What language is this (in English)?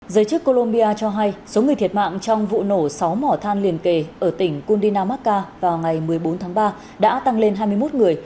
Vietnamese